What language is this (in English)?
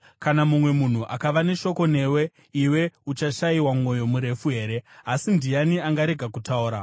Shona